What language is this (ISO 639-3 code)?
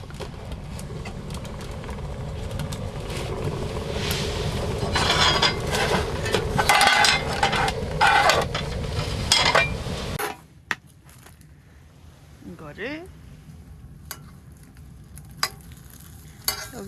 kor